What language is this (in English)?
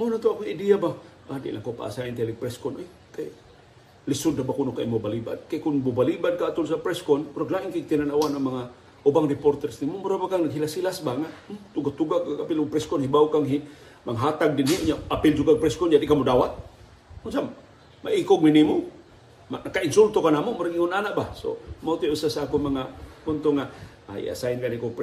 Filipino